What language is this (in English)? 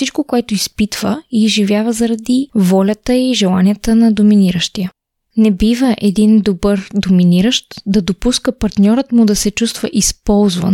Bulgarian